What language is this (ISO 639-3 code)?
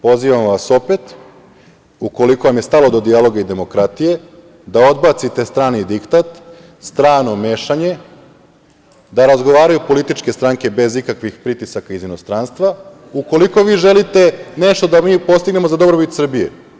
srp